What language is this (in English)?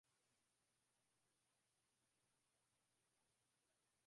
Swahili